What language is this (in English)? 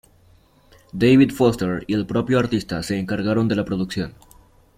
Spanish